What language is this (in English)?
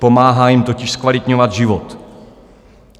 Czech